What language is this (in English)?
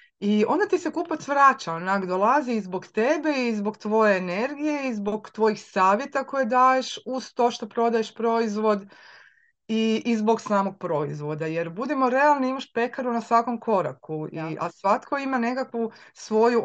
Croatian